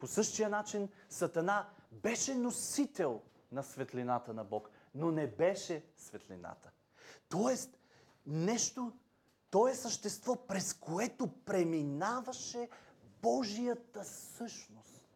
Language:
Bulgarian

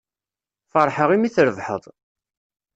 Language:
Kabyle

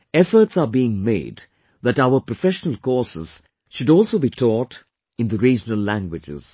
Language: English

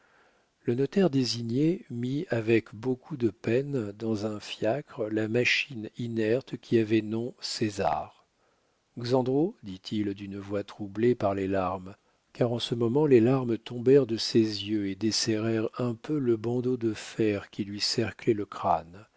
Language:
French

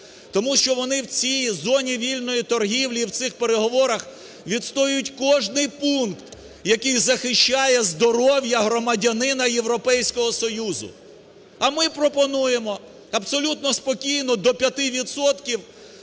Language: Ukrainian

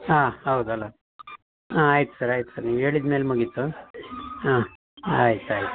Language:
Kannada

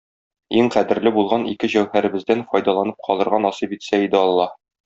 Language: Tatar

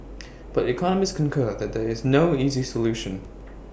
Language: English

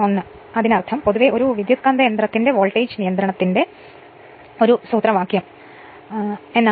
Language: Malayalam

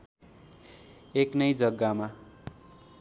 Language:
Nepali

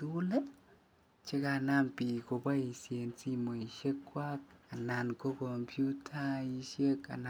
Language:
Kalenjin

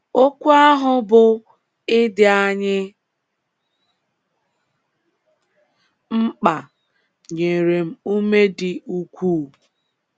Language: Igbo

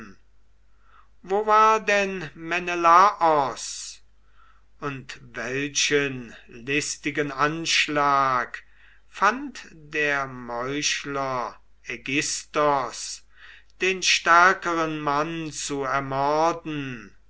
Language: German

